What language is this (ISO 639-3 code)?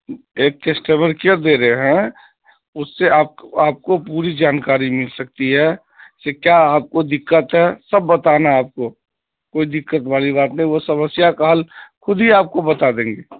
urd